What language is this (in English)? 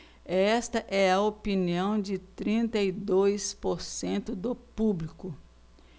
Portuguese